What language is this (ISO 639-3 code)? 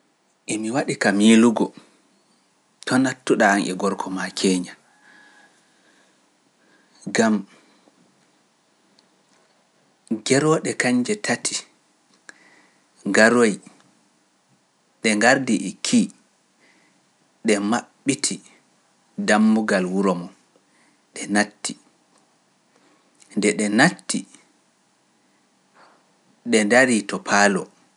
fuf